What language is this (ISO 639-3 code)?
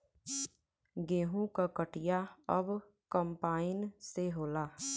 bho